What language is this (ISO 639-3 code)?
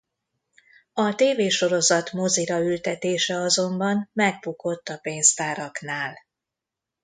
hun